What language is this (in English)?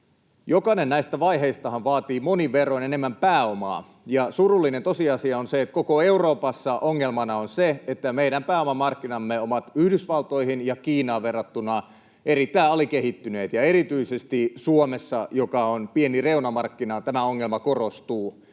Finnish